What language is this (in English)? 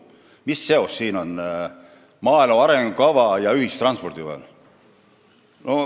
Estonian